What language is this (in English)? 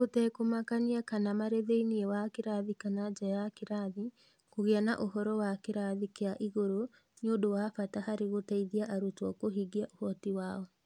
Kikuyu